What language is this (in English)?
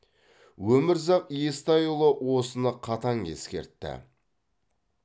Kazakh